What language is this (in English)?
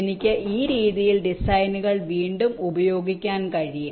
Malayalam